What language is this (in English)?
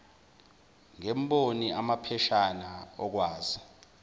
Zulu